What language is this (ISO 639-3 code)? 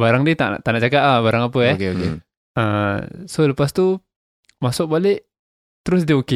msa